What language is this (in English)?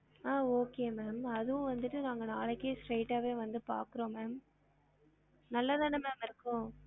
Tamil